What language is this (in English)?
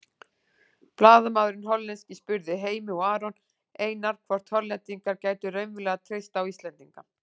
Icelandic